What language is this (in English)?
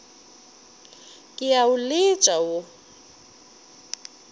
Northern Sotho